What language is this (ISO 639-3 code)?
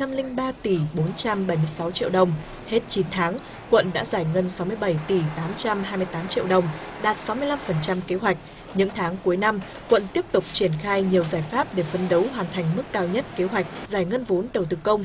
vie